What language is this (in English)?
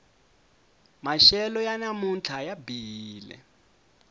Tsonga